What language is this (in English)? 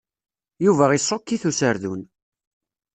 Kabyle